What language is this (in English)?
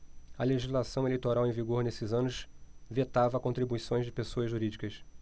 Portuguese